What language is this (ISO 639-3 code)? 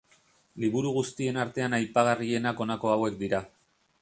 eus